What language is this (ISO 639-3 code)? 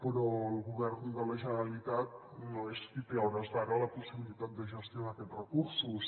cat